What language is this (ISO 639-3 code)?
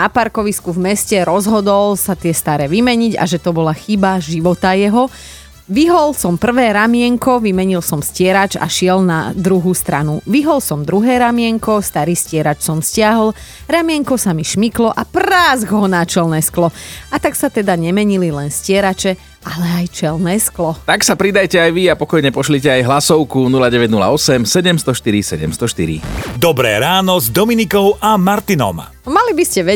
slk